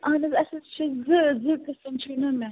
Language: Kashmiri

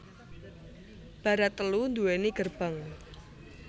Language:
Javanese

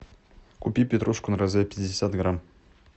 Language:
Russian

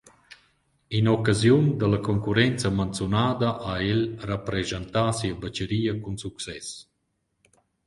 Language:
Romansh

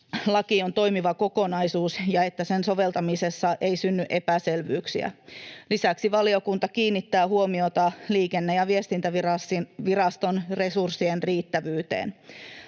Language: Finnish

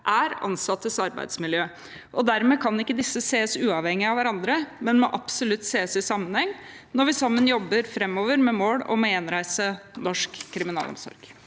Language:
Norwegian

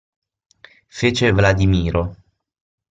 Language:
Italian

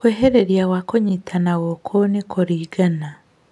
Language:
Kikuyu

